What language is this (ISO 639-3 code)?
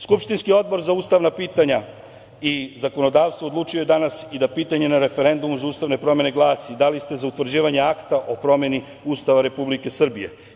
srp